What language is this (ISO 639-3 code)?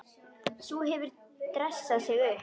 isl